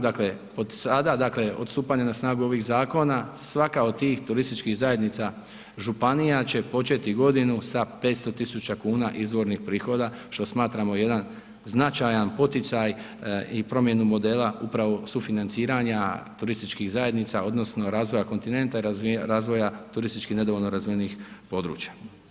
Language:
Croatian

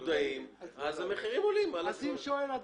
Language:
Hebrew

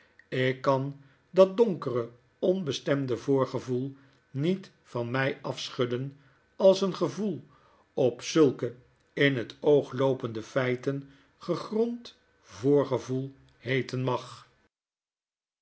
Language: Dutch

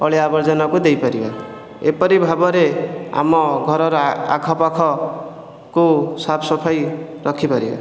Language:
Odia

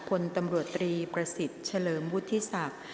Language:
Thai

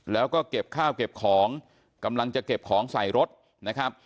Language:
Thai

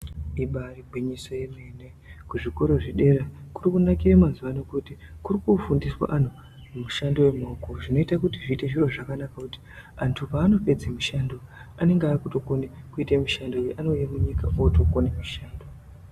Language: Ndau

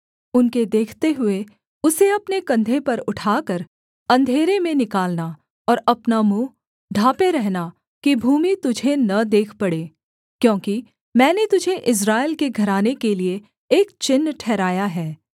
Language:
Hindi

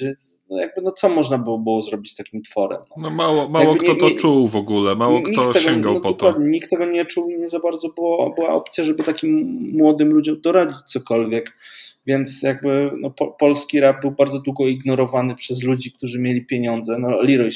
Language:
Polish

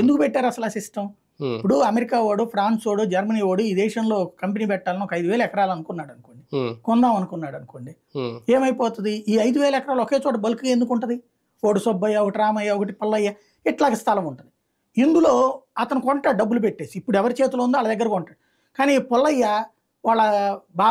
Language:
Telugu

